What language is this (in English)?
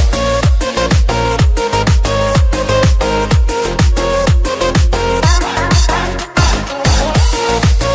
Turkish